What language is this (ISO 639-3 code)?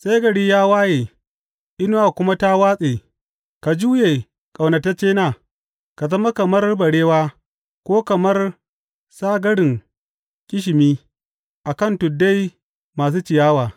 hau